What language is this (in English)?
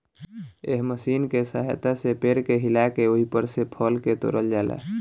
Bhojpuri